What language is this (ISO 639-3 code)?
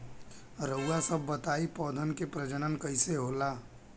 bho